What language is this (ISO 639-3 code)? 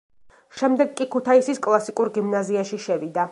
kat